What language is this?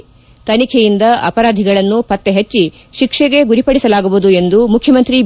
Kannada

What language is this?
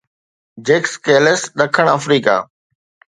Sindhi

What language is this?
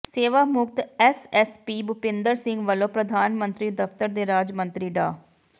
Punjabi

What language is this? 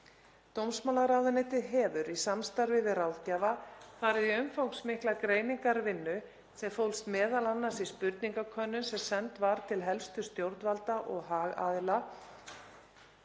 Icelandic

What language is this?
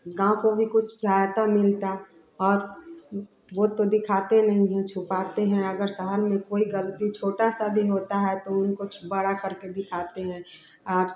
Hindi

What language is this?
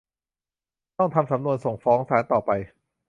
Thai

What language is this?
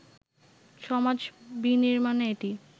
Bangla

